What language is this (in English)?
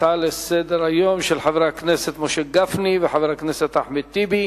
Hebrew